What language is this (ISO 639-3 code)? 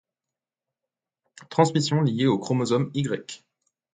fra